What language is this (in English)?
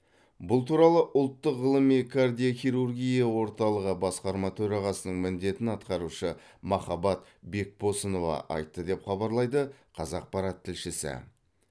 Kazakh